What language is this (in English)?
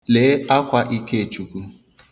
Igbo